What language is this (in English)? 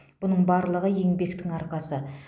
Kazakh